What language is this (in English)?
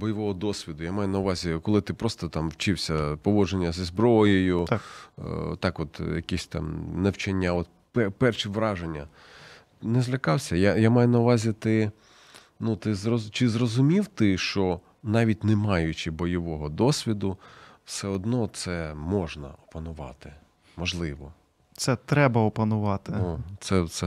Ukrainian